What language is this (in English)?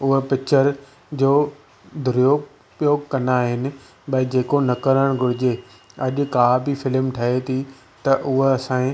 Sindhi